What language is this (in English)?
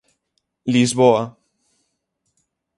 Galician